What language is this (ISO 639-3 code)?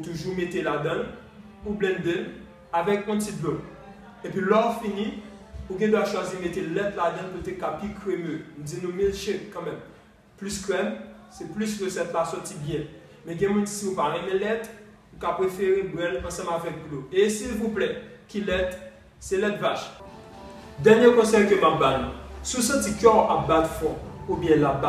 fra